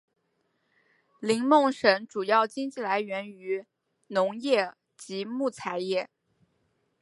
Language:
Chinese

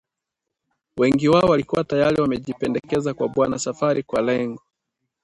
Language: Swahili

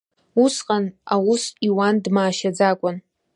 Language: Abkhazian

